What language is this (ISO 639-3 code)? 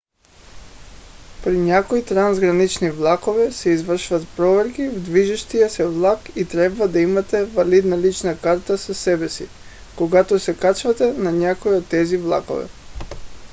bul